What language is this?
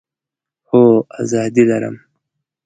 Pashto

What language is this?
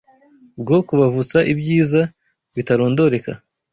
Kinyarwanda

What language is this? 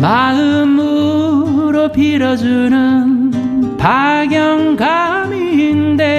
Korean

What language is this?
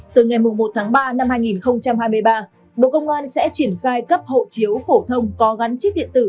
Vietnamese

